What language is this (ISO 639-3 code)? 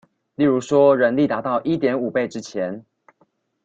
zho